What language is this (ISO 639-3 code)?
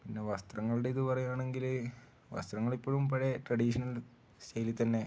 mal